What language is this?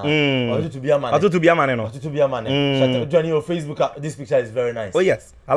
English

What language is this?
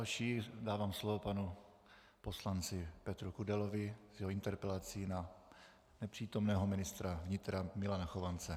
Czech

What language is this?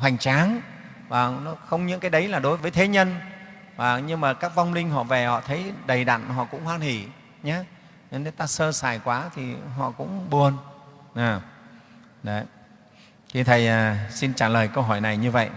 Vietnamese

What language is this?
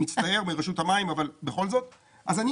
Hebrew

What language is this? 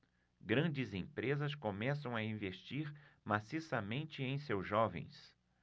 Portuguese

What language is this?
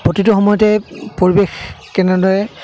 Assamese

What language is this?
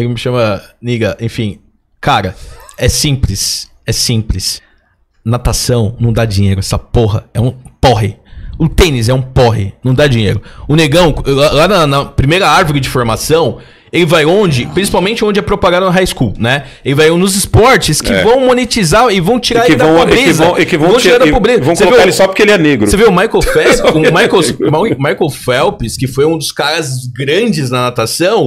Portuguese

